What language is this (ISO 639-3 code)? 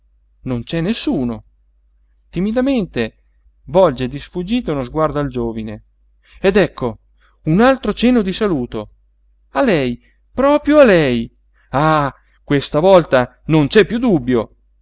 ita